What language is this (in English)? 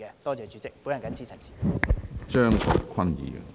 Cantonese